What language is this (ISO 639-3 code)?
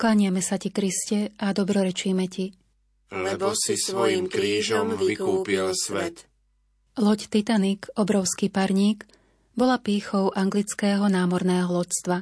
slk